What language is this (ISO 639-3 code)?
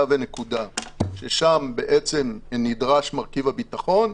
heb